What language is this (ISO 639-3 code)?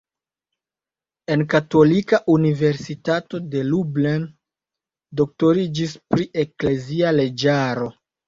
epo